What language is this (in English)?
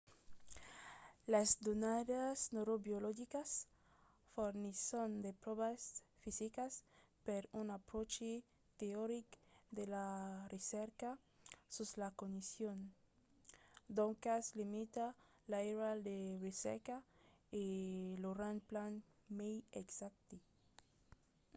Occitan